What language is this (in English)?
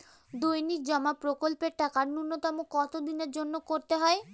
Bangla